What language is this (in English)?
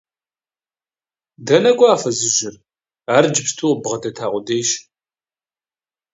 Kabardian